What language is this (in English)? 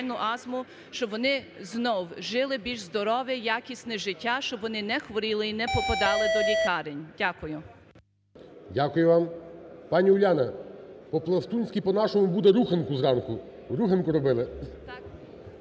Ukrainian